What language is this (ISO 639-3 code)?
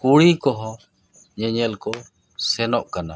sat